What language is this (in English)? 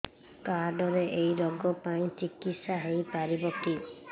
Odia